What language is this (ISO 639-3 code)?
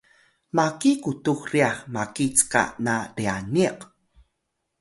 tay